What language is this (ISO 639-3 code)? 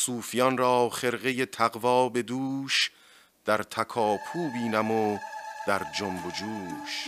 fas